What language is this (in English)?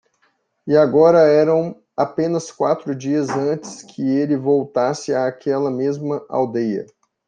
Portuguese